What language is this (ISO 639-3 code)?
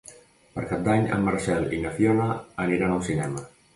cat